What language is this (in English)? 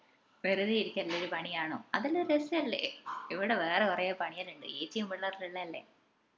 Malayalam